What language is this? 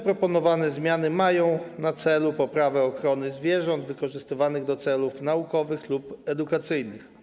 Polish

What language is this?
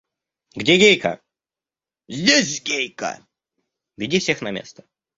Russian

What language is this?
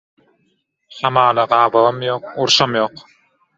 Turkmen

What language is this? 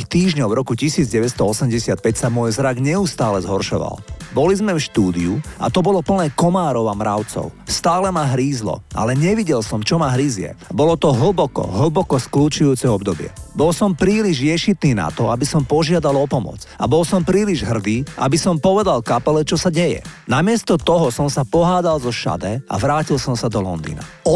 Slovak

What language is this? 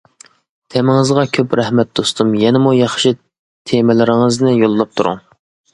Uyghur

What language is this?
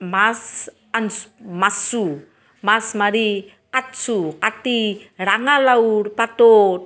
Assamese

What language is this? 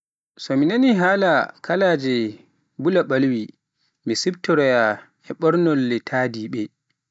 Pular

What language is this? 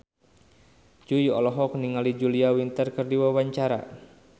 Sundanese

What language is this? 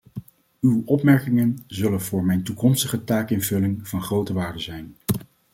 Dutch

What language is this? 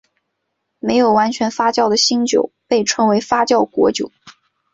Chinese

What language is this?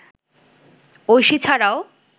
Bangla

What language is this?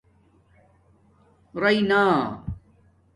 Domaaki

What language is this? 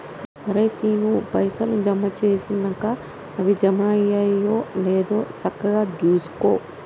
Telugu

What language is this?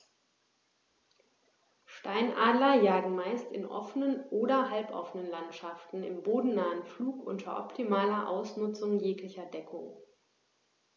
German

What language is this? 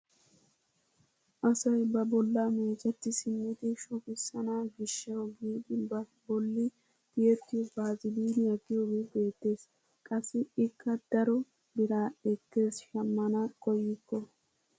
Wolaytta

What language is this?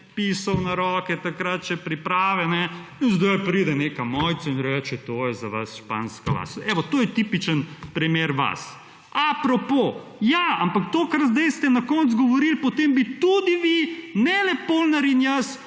Slovenian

